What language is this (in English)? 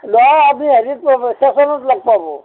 Assamese